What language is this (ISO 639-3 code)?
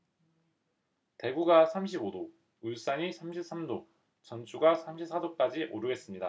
kor